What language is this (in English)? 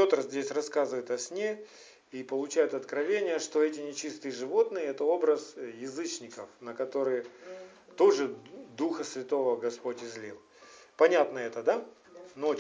Russian